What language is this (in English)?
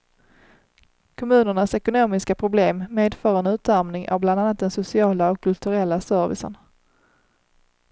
Swedish